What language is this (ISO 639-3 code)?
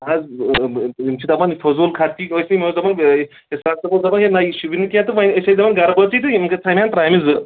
kas